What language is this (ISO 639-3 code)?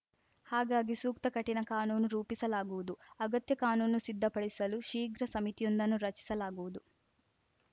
kan